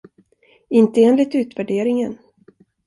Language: Swedish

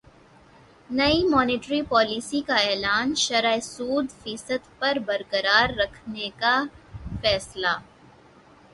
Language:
Urdu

